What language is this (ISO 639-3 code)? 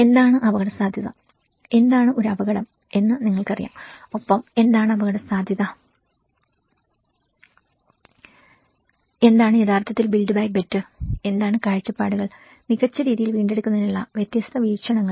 mal